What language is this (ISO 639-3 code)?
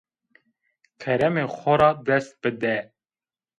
zza